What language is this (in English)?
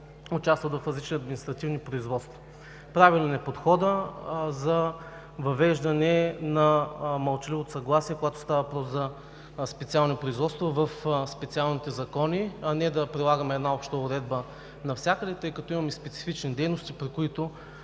Bulgarian